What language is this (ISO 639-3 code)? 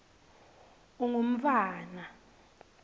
ssw